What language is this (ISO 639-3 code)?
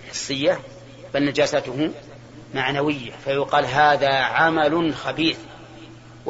ara